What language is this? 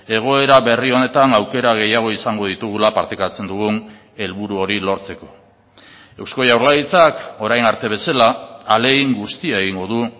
Basque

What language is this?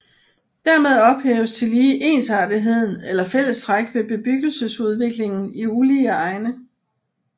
Danish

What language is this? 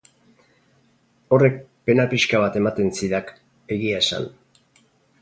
Basque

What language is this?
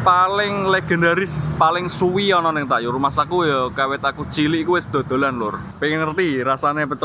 Indonesian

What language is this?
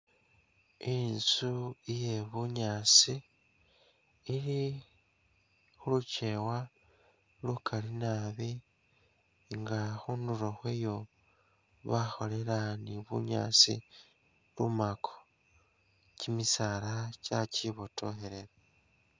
Masaaba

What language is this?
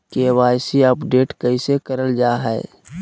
Magahi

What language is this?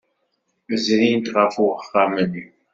Kabyle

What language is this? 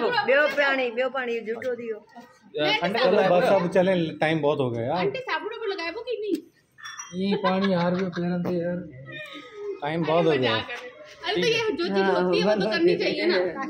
Gujarati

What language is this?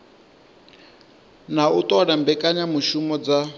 Venda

